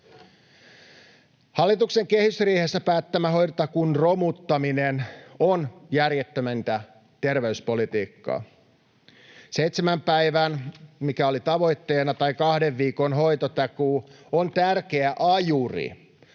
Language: Finnish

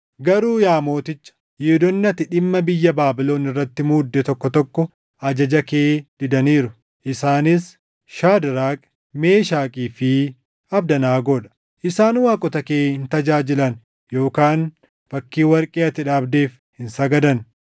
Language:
Oromo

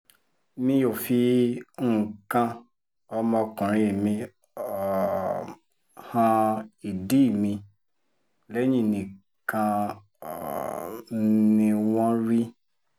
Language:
Yoruba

